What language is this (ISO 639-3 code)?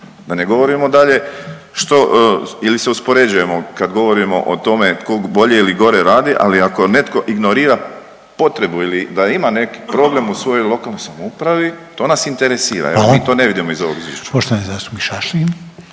hrv